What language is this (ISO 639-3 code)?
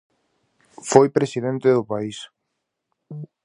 glg